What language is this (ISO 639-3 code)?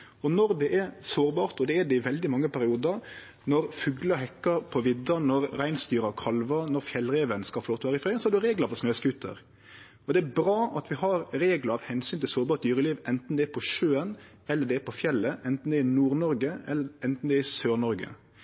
nno